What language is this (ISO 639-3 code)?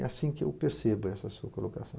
por